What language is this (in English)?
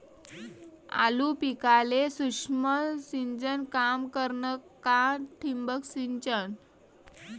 Marathi